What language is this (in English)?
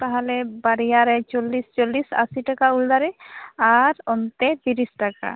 Santali